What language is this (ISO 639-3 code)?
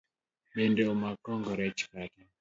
luo